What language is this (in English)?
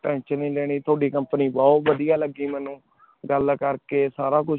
Punjabi